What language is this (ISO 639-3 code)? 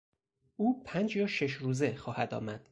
fas